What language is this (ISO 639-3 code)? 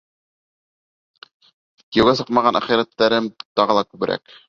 bak